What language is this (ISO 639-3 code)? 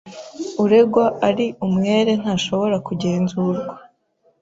kin